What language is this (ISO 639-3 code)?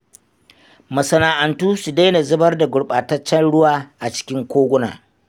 hau